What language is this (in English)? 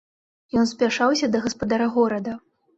Belarusian